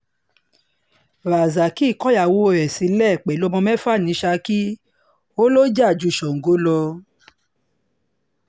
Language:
Yoruba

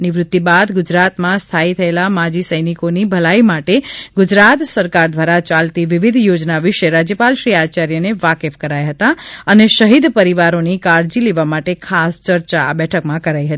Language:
Gujarati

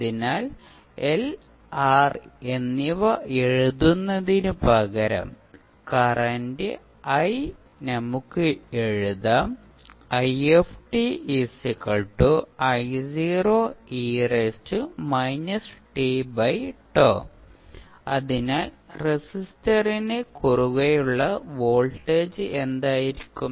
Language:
Malayalam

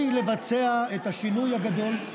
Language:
Hebrew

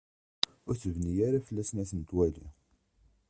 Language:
Kabyle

